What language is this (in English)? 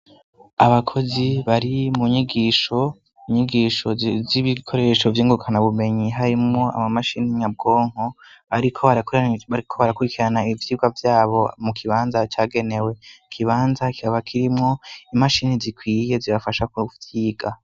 Rundi